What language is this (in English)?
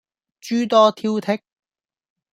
Cantonese